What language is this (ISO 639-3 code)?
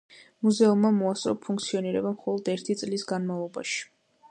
kat